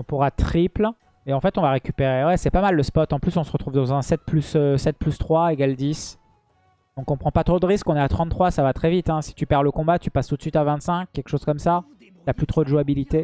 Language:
French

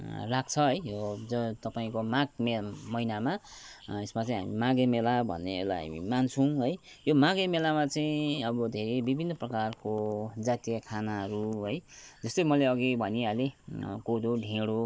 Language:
Nepali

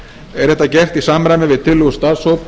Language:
Icelandic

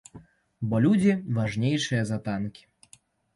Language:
Belarusian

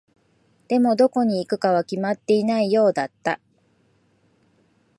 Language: Japanese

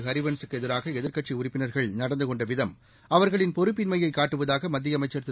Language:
Tamil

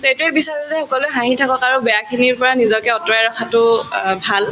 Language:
Assamese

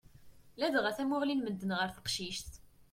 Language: Kabyle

